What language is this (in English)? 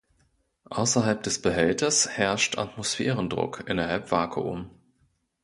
German